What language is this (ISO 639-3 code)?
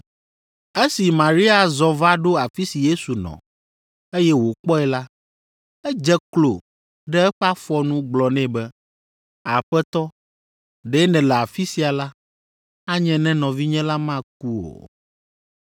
ewe